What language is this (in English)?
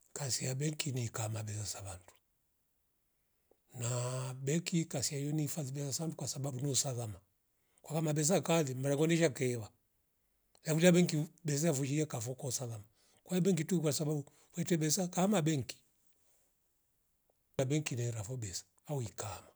Rombo